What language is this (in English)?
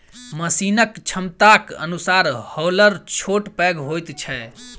Maithili